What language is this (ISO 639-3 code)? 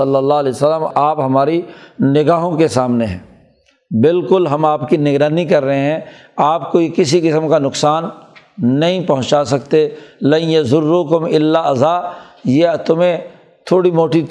urd